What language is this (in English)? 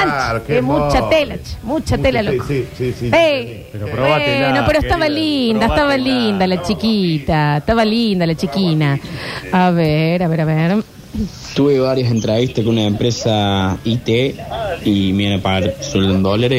Spanish